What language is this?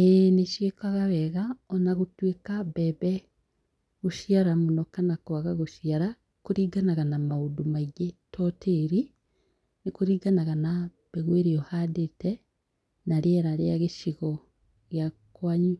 Kikuyu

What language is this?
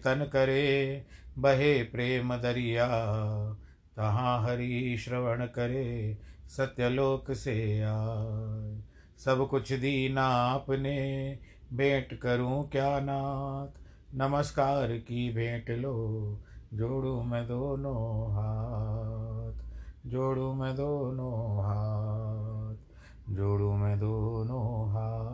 Hindi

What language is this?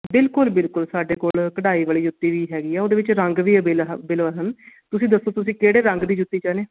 Punjabi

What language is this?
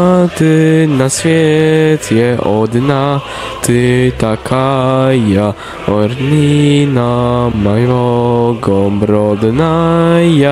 Polish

